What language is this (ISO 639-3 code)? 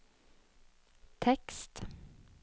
nor